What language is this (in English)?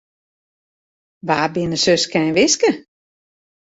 Western Frisian